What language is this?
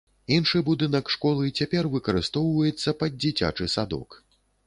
Belarusian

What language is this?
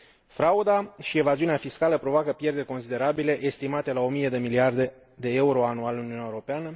Romanian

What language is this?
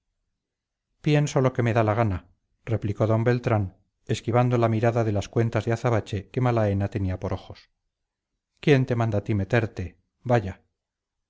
Spanish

